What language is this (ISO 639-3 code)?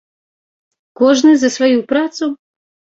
bel